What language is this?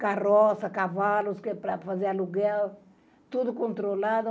Portuguese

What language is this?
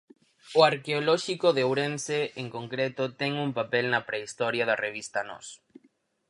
Galician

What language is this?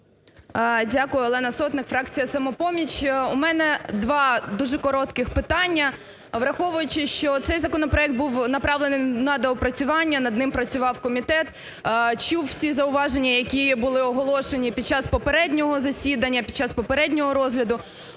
Ukrainian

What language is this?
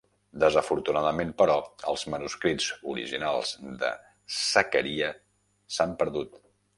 Catalan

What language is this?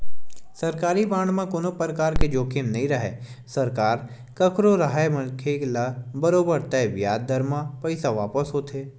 Chhattisgarhi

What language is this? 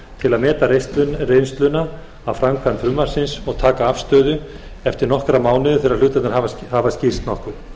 Icelandic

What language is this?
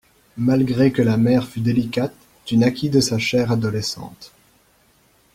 French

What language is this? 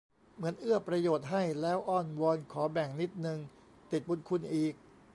Thai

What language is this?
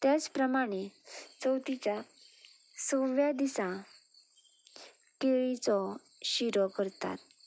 Konkani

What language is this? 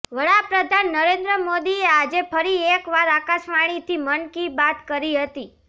Gujarati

